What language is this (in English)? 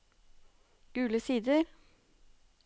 Norwegian